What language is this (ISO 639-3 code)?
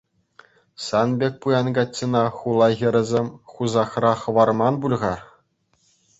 chv